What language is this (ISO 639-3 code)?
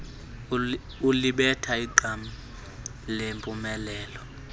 xho